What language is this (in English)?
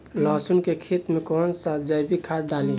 Bhojpuri